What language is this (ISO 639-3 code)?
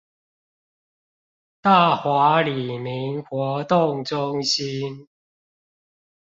zho